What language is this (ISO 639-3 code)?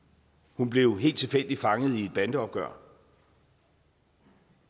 dan